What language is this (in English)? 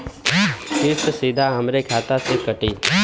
Bhojpuri